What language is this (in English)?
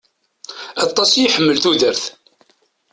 Kabyle